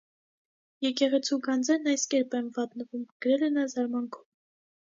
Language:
Armenian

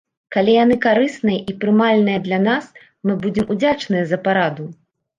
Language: Belarusian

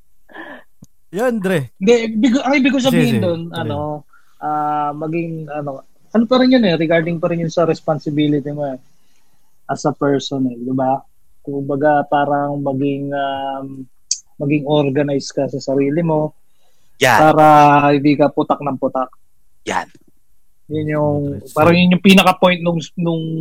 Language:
Filipino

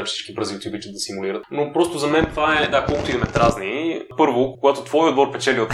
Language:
Bulgarian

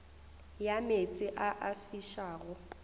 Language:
Northern Sotho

